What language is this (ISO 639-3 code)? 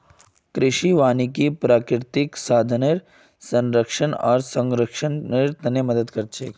mag